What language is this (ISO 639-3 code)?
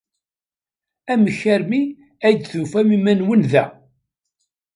kab